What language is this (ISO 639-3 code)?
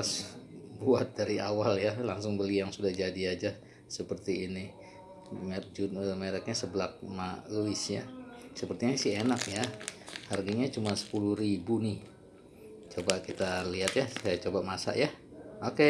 ind